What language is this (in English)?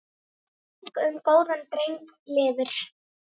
Icelandic